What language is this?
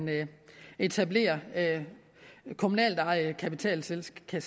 Danish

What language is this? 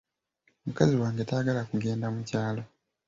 Ganda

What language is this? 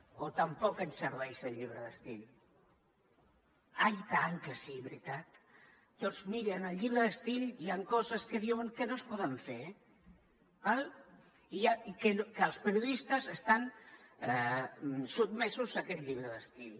Catalan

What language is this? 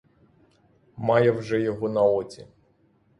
Ukrainian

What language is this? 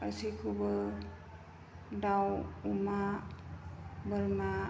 Bodo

